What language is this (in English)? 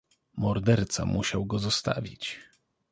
Polish